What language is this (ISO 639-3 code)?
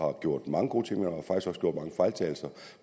dan